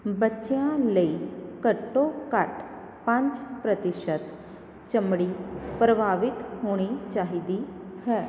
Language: Punjabi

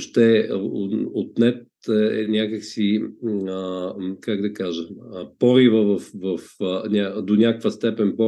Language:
Bulgarian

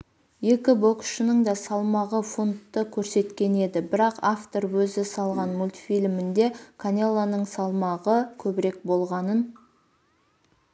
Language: Kazakh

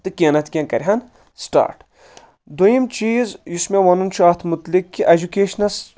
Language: Kashmiri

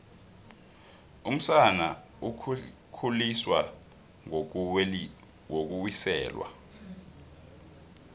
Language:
South Ndebele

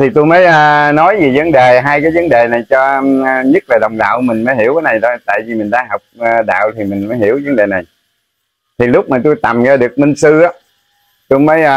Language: Vietnamese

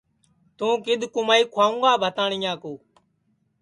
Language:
Sansi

